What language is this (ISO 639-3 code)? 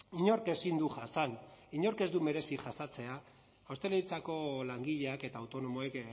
eus